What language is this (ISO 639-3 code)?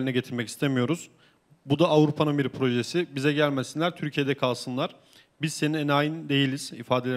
tur